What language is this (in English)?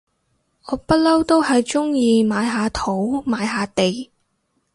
Cantonese